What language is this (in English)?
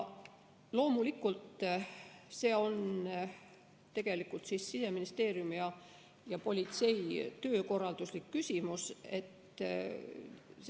Estonian